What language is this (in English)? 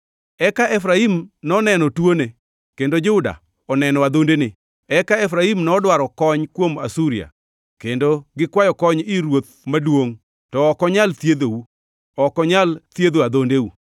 Luo (Kenya and Tanzania)